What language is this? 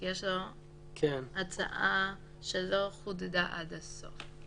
Hebrew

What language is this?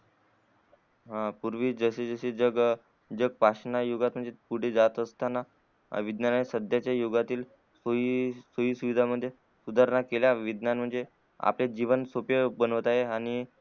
Marathi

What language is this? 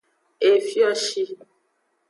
Aja (Benin)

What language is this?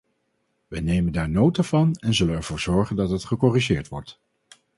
Dutch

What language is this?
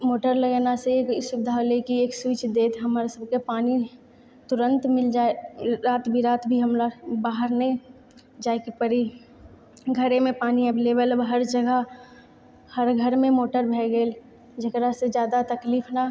Maithili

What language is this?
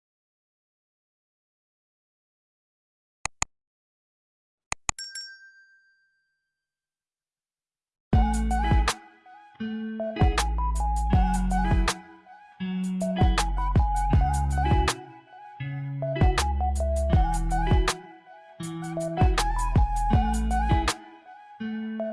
English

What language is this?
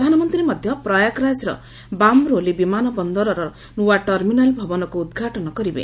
Odia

